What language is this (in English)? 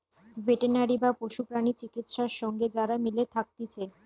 Bangla